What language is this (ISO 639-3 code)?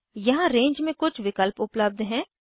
hin